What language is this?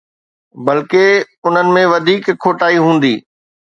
Sindhi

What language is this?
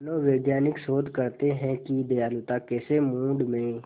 Hindi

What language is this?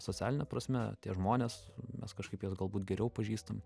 Lithuanian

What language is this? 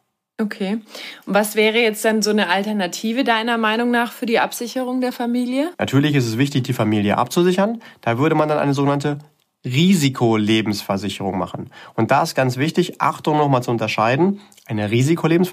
German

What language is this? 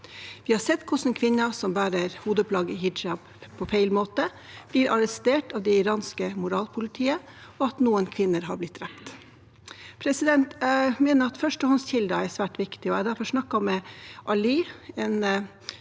Norwegian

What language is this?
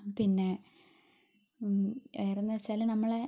Malayalam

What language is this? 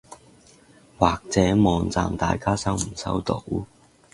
Cantonese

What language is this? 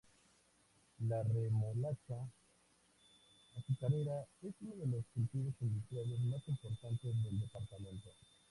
Spanish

